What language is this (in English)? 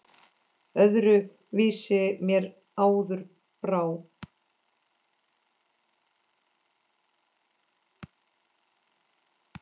Icelandic